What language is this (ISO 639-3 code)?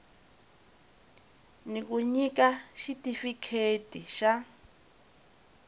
tso